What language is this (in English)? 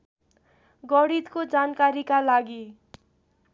Nepali